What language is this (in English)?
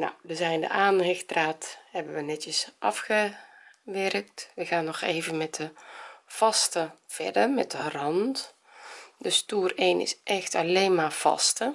Dutch